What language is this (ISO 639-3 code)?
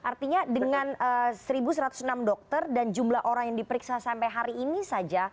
ind